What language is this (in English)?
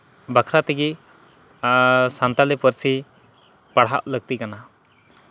Santali